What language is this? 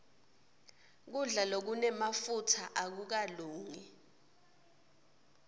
Swati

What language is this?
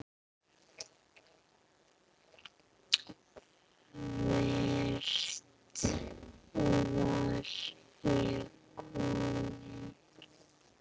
Icelandic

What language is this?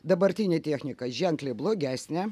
Lithuanian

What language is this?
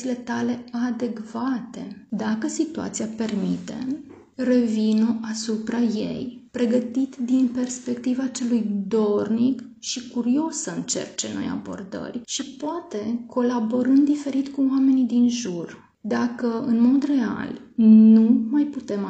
Romanian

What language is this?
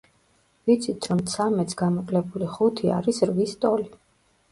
Georgian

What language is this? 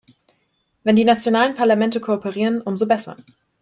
German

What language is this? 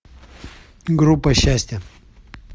Russian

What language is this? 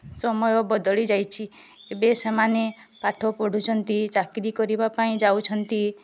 Odia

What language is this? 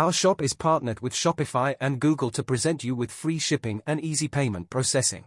English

